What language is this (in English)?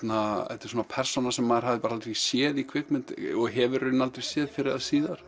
Icelandic